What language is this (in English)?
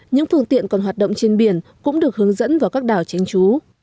Vietnamese